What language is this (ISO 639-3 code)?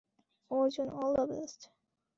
ben